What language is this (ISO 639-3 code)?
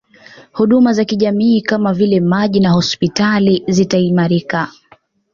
swa